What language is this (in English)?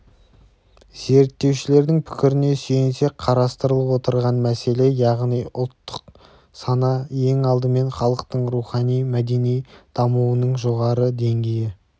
Kazakh